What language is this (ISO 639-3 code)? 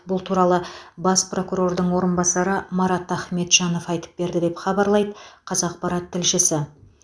kaz